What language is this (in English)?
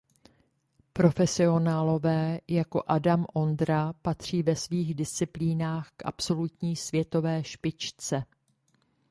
Czech